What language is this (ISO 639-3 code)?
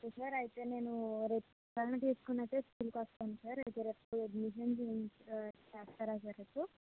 tel